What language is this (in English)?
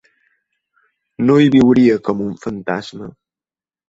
Catalan